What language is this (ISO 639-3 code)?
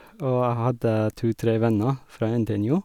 nor